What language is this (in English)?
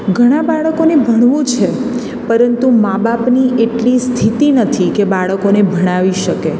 Gujarati